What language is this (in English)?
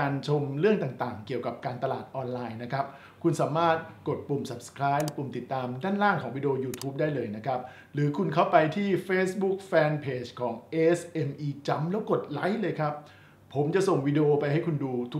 Thai